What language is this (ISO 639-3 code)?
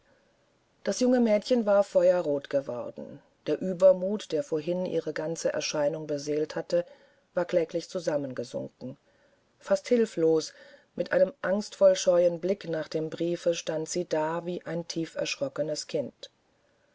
deu